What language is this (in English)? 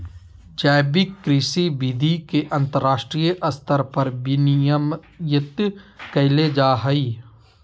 Magahi